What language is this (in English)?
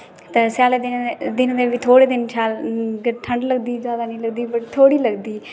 Dogri